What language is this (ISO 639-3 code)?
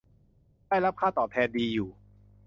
tha